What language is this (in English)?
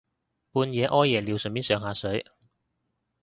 Cantonese